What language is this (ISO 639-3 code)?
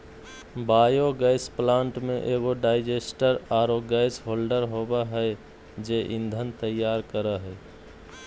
mag